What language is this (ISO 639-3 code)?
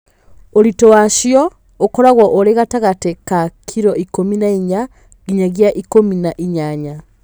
kik